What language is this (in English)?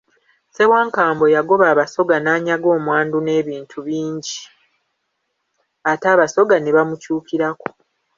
Ganda